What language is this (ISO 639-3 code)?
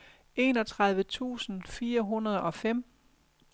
dan